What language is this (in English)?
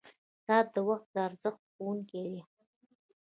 Pashto